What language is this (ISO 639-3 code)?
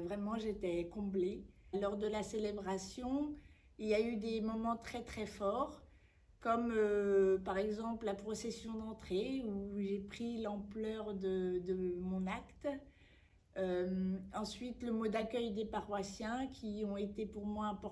fra